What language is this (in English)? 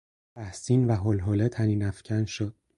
Persian